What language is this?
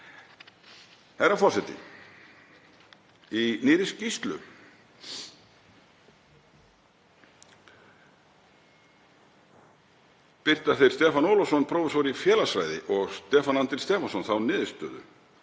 Icelandic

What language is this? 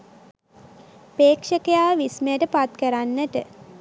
Sinhala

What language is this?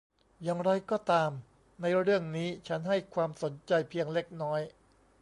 Thai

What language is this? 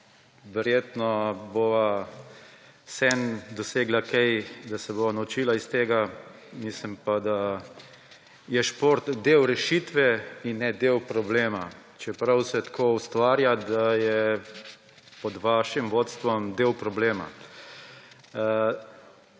Slovenian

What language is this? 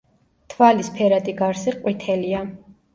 Georgian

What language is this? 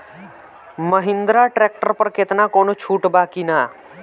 Bhojpuri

